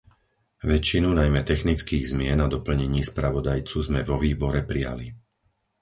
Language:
Slovak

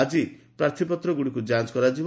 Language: Odia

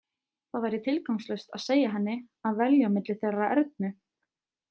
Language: Icelandic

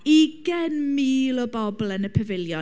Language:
Welsh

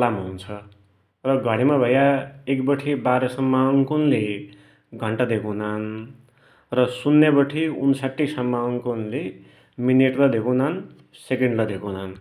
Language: Dotyali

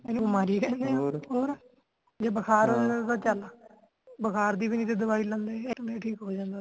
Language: Punjabi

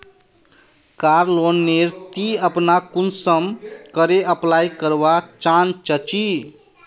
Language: Magahi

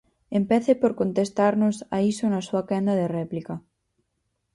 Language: Galician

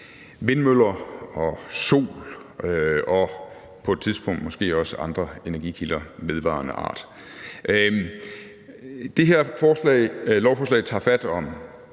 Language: Danish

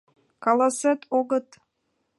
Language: Mari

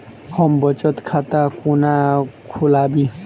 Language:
Maithili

